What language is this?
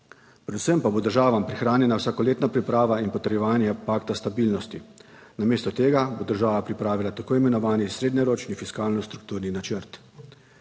Slovenian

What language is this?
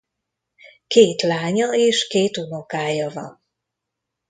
Hungarian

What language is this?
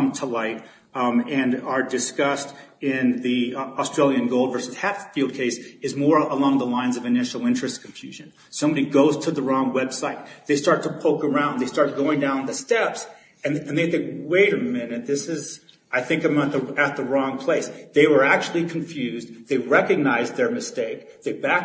English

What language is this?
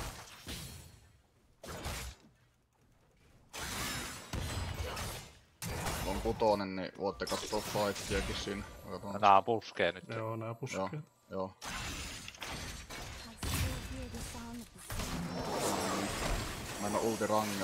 Finnish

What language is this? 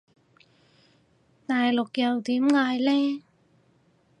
Cantonese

